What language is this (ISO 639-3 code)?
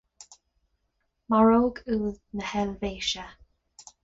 gle